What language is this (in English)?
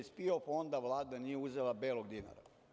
Serbian